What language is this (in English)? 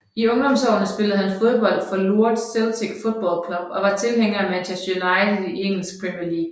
Danish